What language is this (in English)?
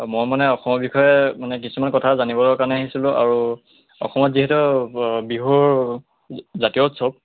Assamese